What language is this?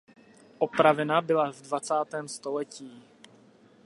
Czech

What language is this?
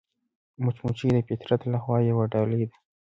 Pashto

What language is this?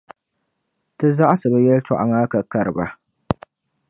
Dagbani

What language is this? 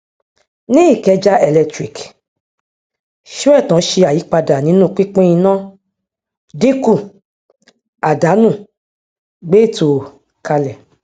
Yoruba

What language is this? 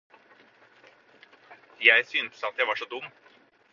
Norwegian Bokmål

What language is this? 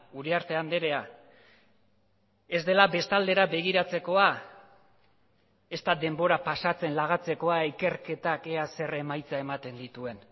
Basque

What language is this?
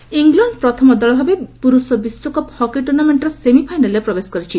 Odia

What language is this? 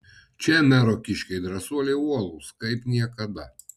Lithuanian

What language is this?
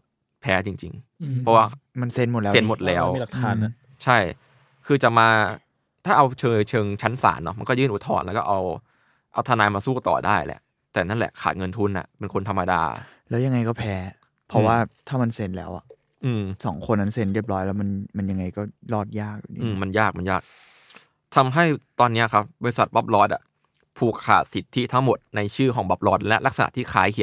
Thai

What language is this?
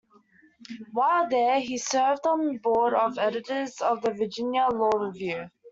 English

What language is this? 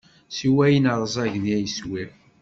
Kabyle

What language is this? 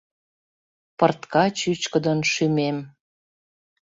Mari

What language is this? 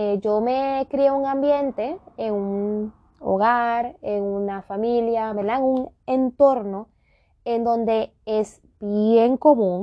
Spanish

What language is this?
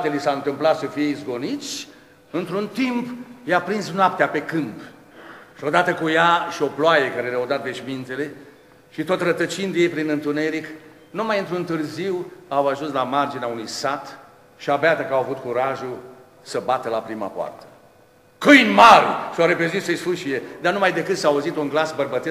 Romanian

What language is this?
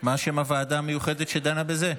Hebrew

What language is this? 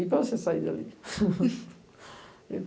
Portuguese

